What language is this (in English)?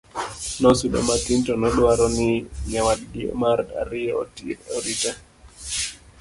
Luo (Kenya and Tanzania)